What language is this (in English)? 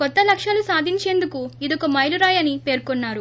Telugu